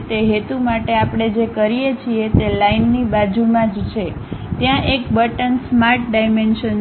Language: Gujarati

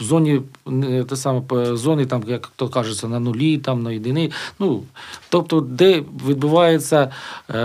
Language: Ukrainian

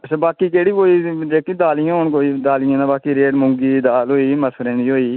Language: Dogri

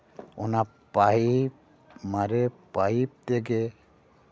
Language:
Santali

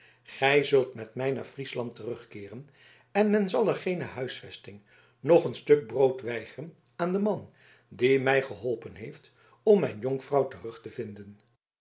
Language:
Dutch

